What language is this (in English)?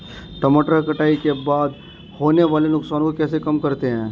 Hindi